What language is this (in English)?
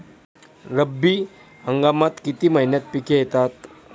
Marathi